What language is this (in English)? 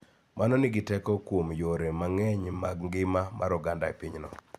Luo (Kenya and Tanzania)